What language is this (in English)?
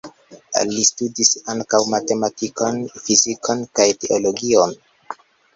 Esperanto